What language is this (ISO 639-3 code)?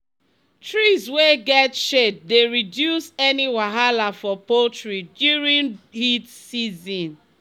pcm